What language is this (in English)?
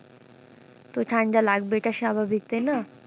Bangla